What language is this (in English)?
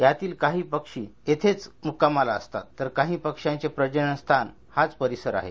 Marathi